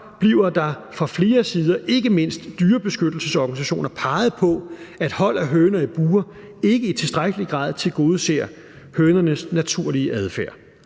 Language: Danish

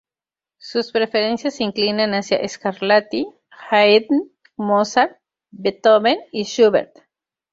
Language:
Spanish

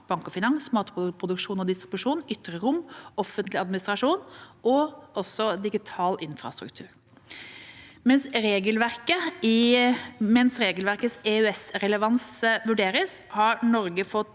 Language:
Norwegian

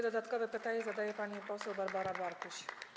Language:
Polish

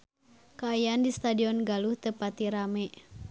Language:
Sundanese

